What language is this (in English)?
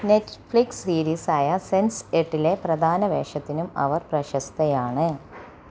Malayalam